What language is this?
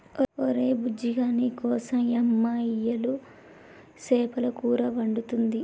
Telugu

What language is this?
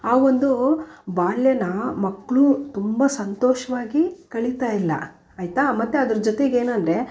Kannada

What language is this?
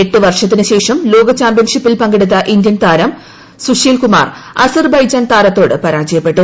Malayalam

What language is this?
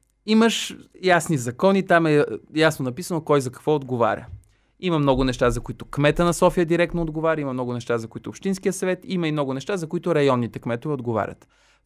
Bulgarian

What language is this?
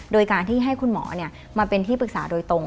Thai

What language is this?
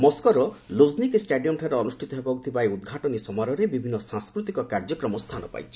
Odia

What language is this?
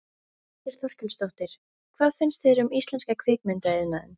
Icelandic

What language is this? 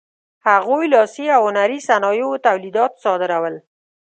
Pashto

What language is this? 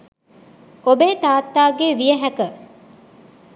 Sinhala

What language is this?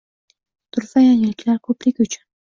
Uzbek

